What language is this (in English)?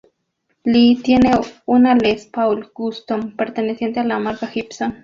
Spanish